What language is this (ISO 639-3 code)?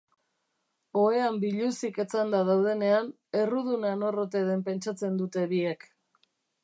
eus